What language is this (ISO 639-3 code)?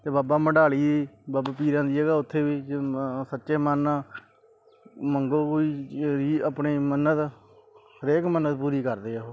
pan